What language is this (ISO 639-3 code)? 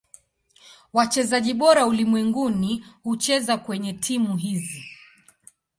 swa